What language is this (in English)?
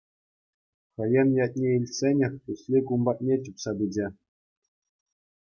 Chuvash